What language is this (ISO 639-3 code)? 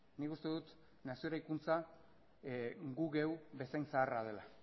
eus